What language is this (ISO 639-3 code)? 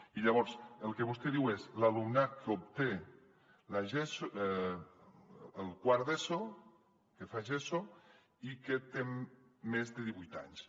cat